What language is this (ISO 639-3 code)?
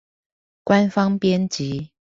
zho